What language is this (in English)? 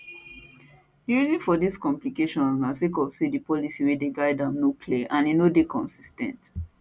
Nigerian Pidgin